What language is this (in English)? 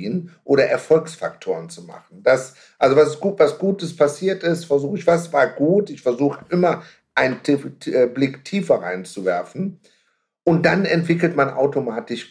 German